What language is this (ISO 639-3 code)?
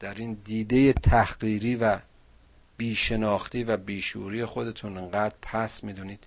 fas